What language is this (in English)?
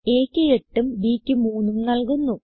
Malayalam